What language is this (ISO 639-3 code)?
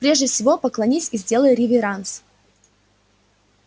rus